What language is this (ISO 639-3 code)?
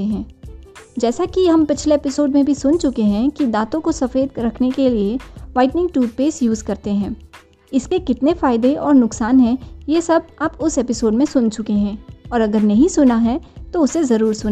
hin